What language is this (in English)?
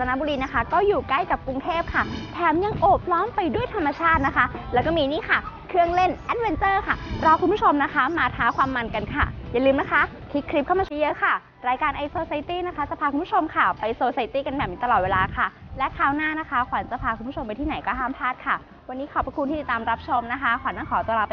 Thai